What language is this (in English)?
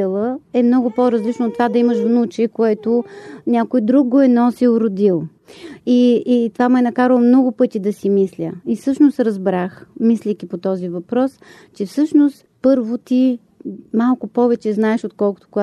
Bulgarian